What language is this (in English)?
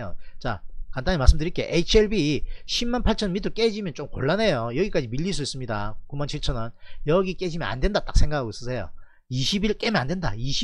Korean